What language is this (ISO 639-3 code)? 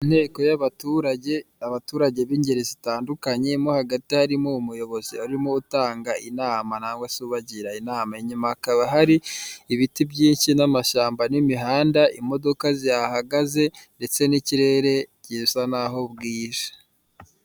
kin